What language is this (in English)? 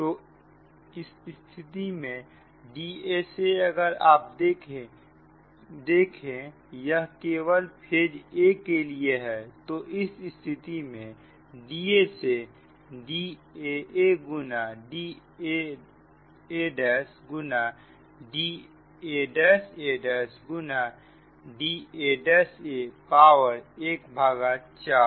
Hindi